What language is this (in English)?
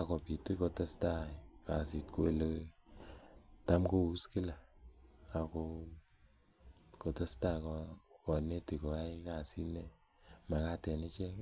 Kalenjin